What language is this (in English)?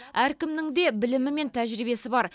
Kazakh